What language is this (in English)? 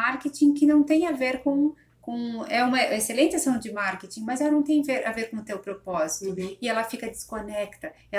Portuguese